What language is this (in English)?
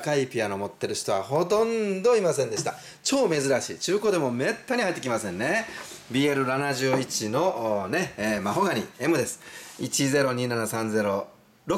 Japanese